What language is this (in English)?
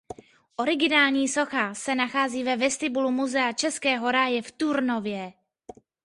Czech